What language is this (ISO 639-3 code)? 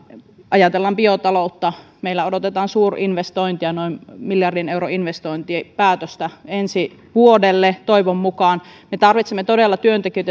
fin